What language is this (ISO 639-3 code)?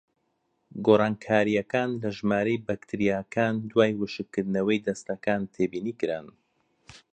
ckb